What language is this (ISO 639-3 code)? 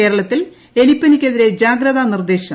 mal